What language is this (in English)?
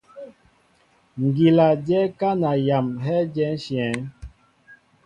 Mbo (Cameroon)